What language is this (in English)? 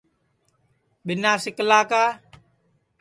Sansi